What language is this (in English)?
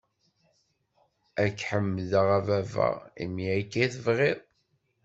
Kabyle